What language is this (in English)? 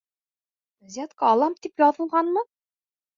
Bashkir